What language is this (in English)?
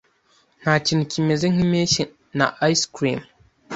Kinyarwanda